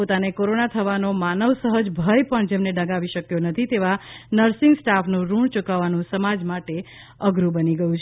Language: Gujarati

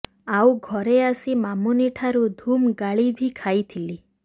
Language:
Odia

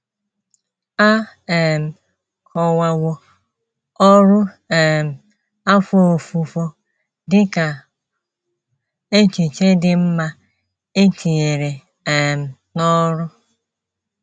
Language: Igbo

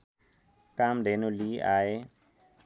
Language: Nepali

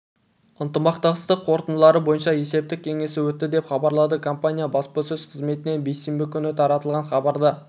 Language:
Kazakh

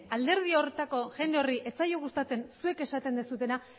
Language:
Basque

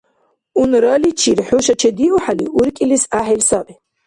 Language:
Dargwa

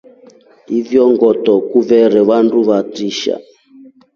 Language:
Rombo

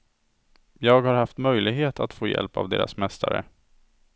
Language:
Swedish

